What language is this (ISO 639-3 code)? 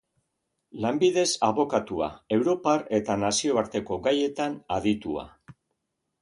eus